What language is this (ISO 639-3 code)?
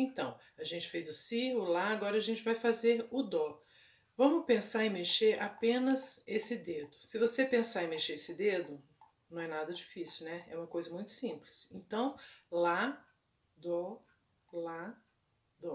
por